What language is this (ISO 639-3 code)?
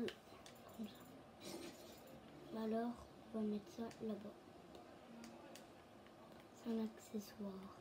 fra